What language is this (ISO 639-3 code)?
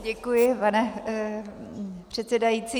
ces